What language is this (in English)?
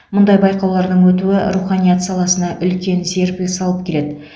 Kazakh